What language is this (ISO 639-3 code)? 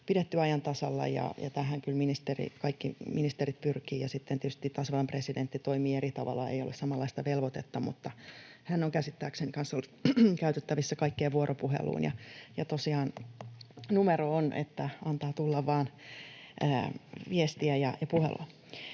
fin